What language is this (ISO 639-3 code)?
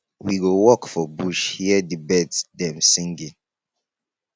pcm